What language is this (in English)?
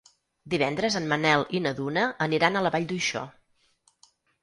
Catalan